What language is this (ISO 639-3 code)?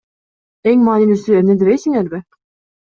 kir